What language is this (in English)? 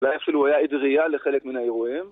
Hebrew